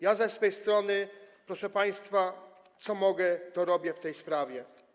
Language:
Polish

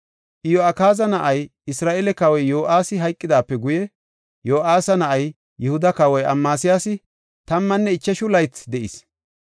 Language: Gofa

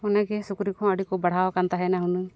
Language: Santali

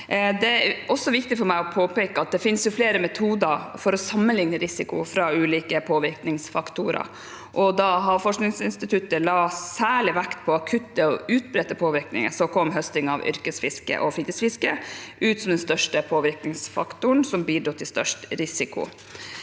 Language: Norwegian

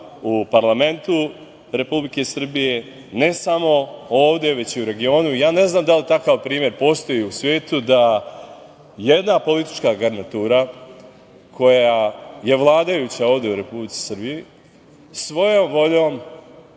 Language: Serbian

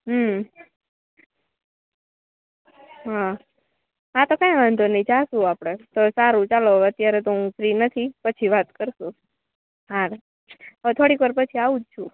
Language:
Gujarati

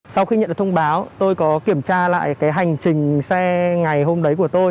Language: Vietnamese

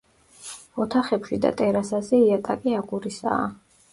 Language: Georgian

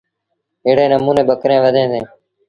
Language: Sindhi Bhil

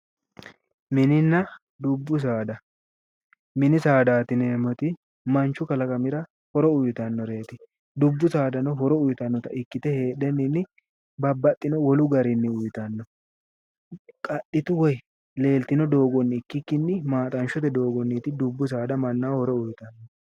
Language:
Sidamo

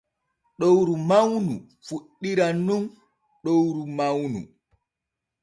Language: Borgu Fulfulde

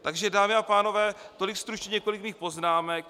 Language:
Czech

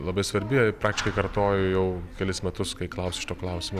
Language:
Lithuanian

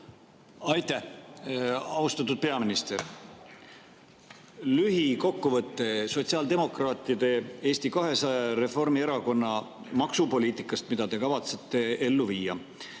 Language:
Estonian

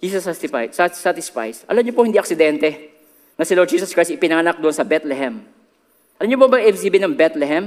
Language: Filipino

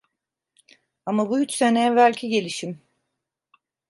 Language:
Turkish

